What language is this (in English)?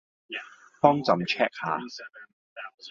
Cantonese